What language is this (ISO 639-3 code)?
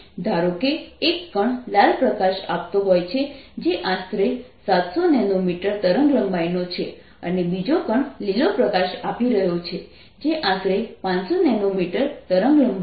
guj